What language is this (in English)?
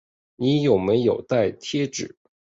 Chinese